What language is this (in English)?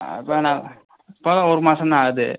Tamil